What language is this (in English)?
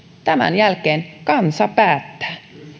Finnish